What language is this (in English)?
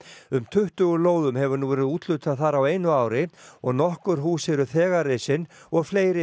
Icelandic